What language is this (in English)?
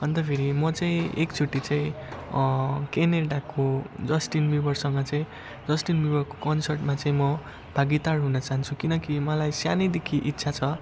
Nepali